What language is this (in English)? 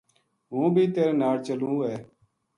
Gujari